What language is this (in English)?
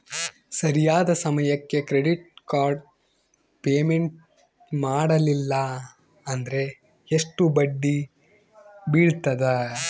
Kannada